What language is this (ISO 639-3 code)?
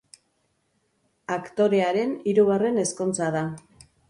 eus